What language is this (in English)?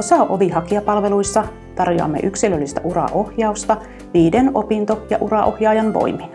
Finnish